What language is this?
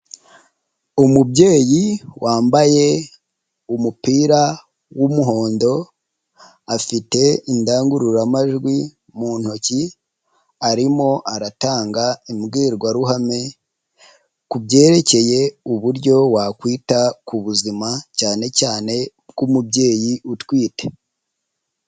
Kinyarwanda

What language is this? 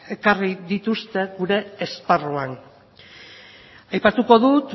Basque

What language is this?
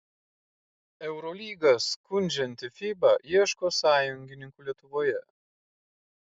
Lithuanian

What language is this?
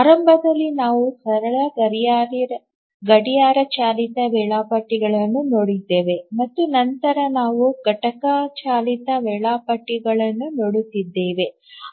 Kannada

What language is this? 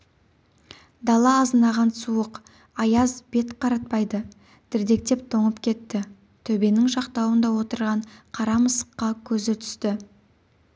Kazakh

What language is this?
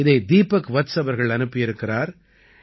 Tamil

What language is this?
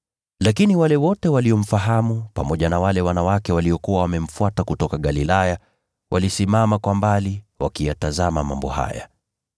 Swahili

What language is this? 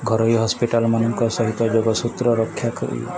Odia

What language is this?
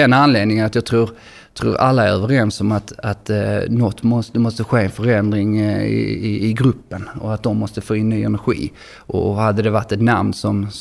Swedish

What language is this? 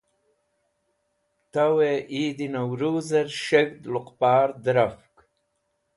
Wakhi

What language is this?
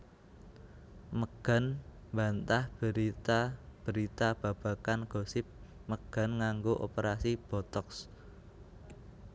Javanese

